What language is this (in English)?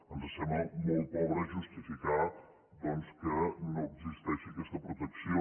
Catalan